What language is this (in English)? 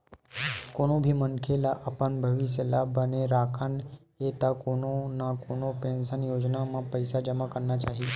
Chhattisgarhi